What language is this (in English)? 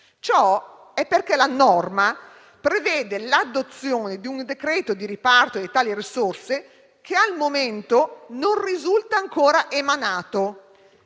Italian